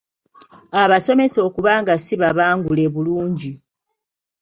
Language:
Ganda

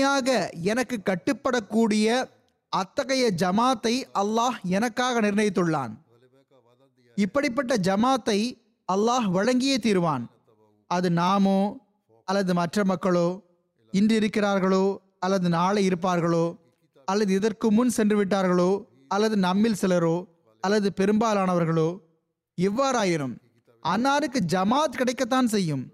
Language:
Tamil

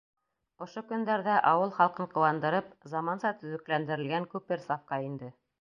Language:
Bashkir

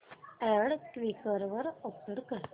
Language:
Marathi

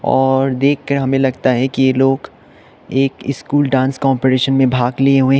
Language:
Hindi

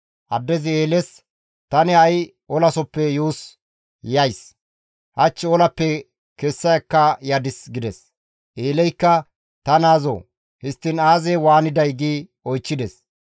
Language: Gamo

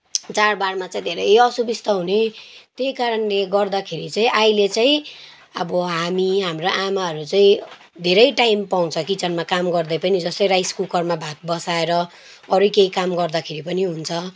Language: Nepali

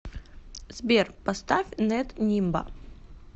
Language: Russian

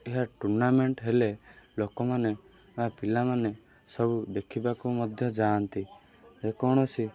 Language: Odia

